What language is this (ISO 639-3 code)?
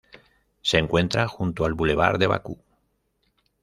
spa